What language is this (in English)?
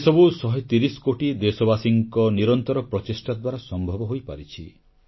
Odia